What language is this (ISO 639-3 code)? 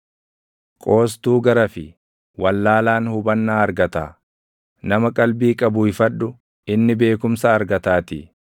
orm